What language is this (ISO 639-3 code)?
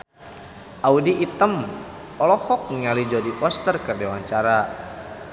sun